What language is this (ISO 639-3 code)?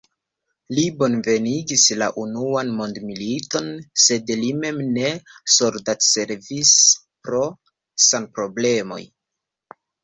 epo